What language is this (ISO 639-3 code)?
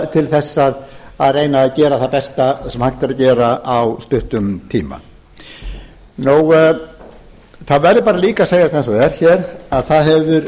isl